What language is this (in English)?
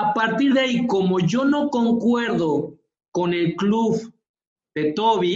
Spanish